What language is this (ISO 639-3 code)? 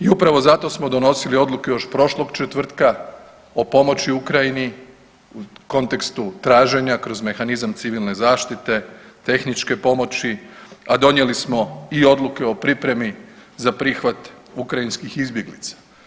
hrv